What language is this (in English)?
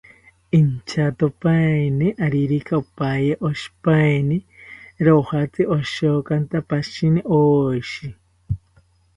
South Ucayali Ashéninka